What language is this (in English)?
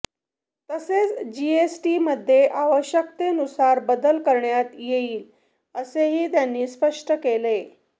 Marathi